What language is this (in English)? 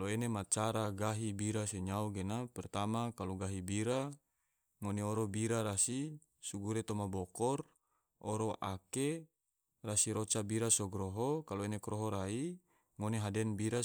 Tidore